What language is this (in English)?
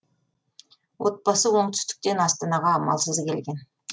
Kazakh